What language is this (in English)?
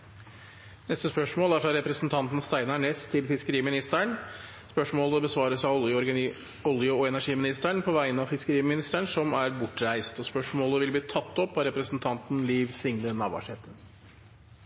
Norwegian Nynorsk